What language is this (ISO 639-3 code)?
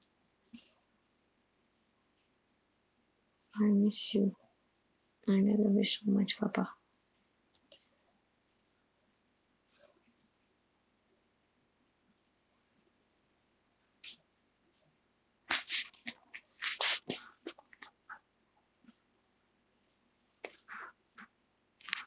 mar